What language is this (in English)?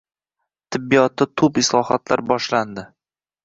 Uzbek